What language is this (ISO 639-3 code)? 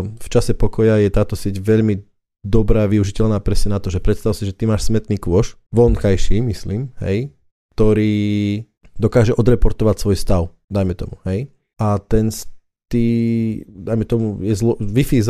slk